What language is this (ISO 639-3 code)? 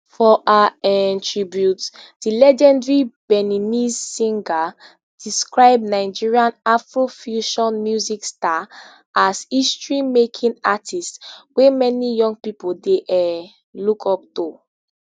pcm